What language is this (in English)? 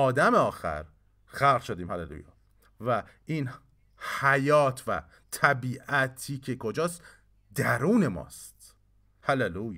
Persian